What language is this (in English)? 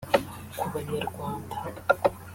Kinyarwanda